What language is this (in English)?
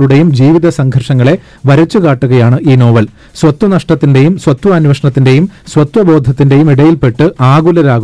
Malayalam